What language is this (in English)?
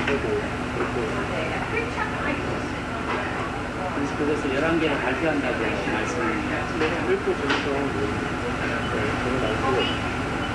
Korean